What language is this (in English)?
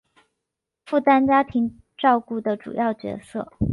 Chinese